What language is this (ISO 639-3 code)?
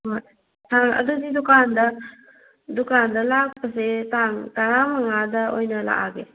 mni